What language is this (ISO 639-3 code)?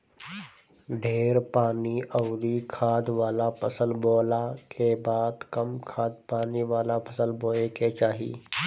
bho